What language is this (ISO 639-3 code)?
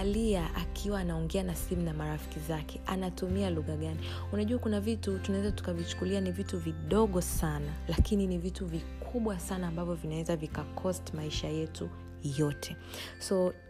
swa